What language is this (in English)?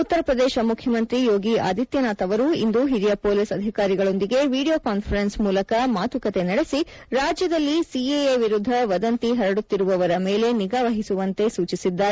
Kannada